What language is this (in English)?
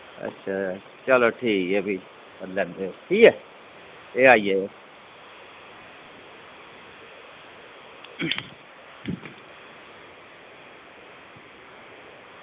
Dogri